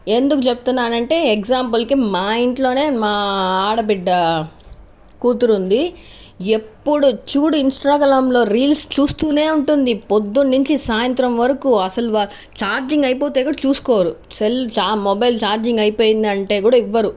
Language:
Telugu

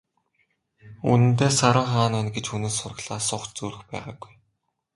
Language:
Mongolian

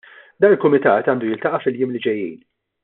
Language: Maltese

